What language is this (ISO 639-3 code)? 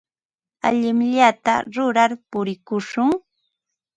qva